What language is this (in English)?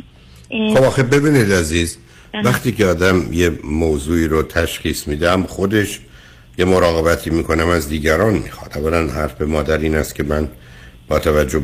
Persian